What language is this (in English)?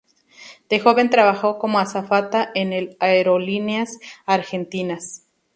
Spanish